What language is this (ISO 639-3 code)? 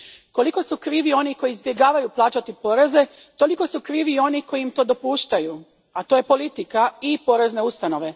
hrv